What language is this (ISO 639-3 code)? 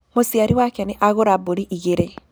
kik